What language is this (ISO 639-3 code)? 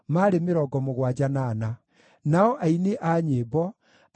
kik